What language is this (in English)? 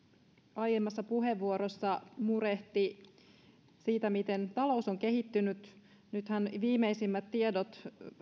Finnish